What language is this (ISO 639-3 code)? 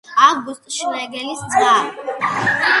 kat